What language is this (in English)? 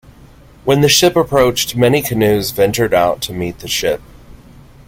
English